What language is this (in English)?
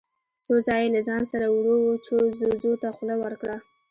Pashto